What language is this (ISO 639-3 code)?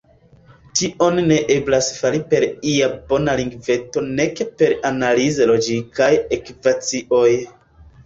epo